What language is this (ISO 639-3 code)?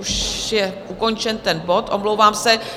ces